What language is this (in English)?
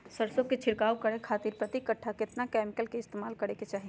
Magahi